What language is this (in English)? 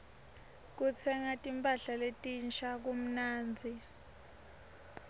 Swati